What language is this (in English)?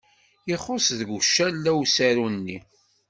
Kabyle